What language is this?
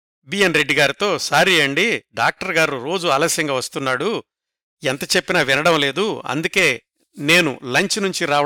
Telugu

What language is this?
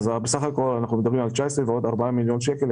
Hebrew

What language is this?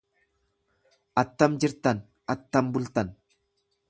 Oromo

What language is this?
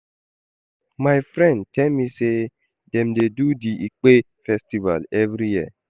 Nigerian Pidgin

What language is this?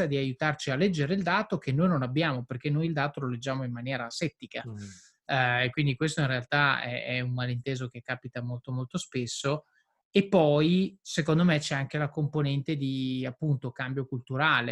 Italian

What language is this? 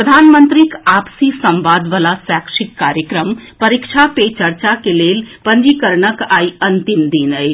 Maithili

